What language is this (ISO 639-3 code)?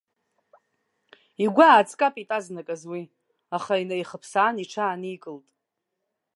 abk